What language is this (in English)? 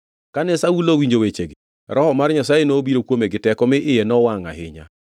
Luo (Kenya and Tanzania)